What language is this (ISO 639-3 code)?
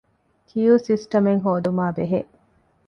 div